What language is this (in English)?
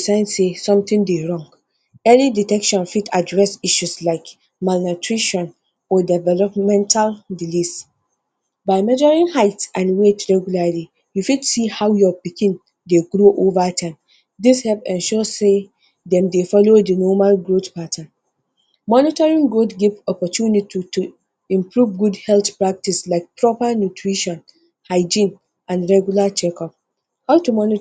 Nigerian Pidgin